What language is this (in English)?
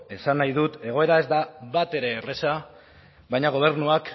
Basque